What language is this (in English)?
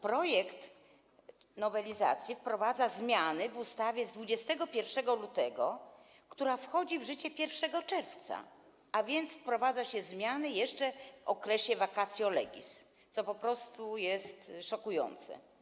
Polish